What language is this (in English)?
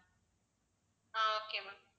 Tamil